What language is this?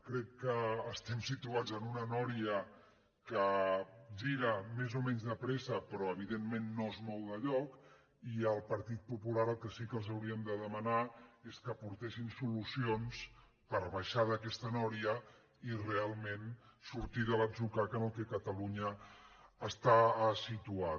Catalan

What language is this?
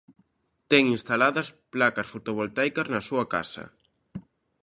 Galician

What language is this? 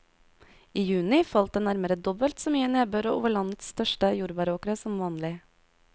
Norwegian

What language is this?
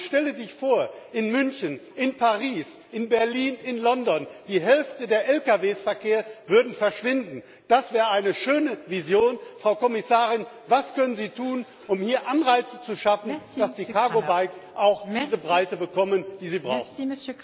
German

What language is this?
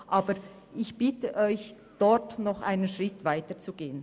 Swiss German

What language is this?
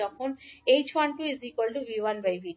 Bangla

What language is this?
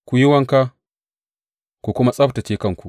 Hausa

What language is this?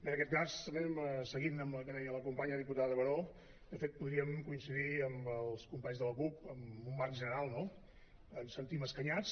Catalan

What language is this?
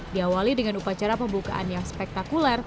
Indonesian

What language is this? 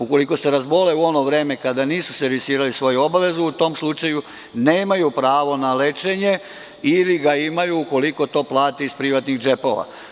Serbian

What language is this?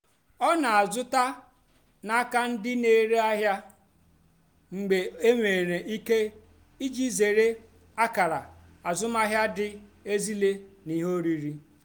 Igbo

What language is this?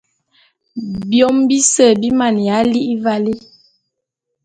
Bulu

